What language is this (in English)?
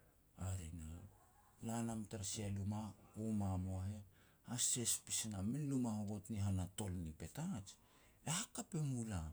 Petats